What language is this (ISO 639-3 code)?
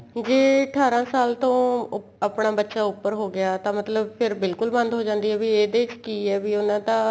pan